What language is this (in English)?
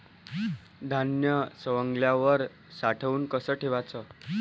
Marathi